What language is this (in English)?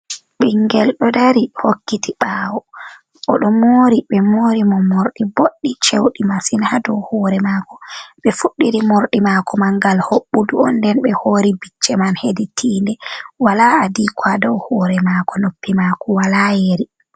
Fula